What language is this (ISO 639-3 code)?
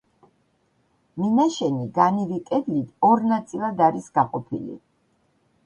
kat